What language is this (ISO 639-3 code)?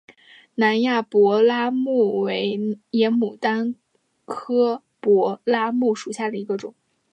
zho